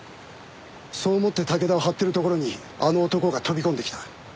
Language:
Japanese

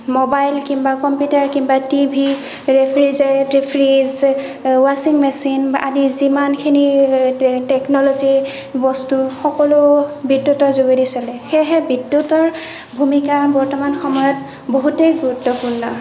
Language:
Assamese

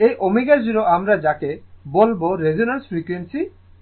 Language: Bangla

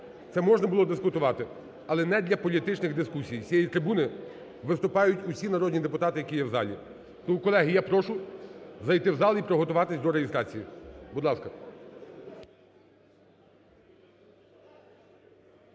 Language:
Ukrainian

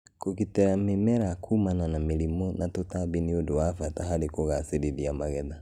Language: Kikuyu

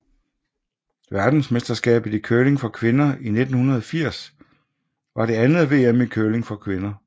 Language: Danish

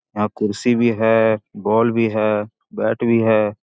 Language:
Magahi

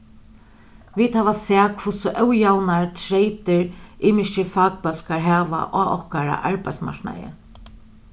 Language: Faroese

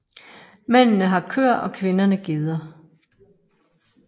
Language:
Danish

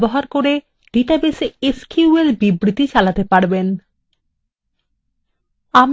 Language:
Bangla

